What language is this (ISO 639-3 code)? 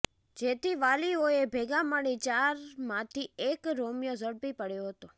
guj